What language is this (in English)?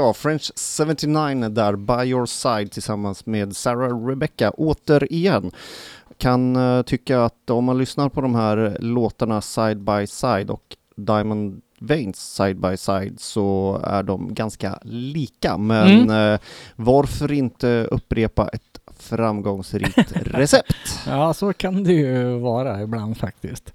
Swedish